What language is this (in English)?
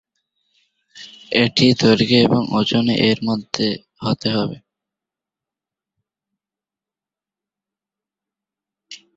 Bangla